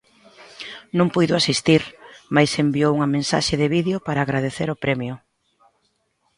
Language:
Galician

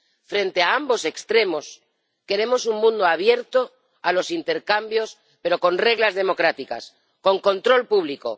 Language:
Spanish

